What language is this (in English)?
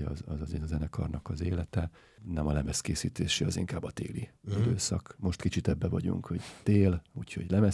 Hungarian